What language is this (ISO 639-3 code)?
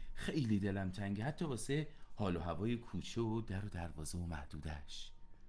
fas